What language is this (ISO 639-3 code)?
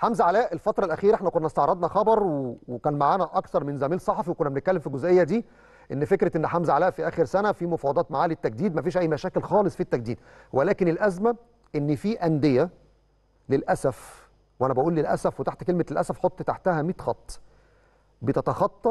ara